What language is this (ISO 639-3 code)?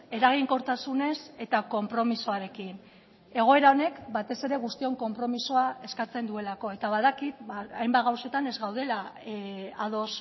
eus